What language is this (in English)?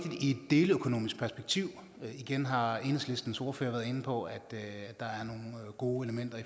Danish